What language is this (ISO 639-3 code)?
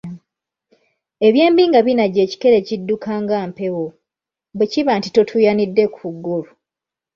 lug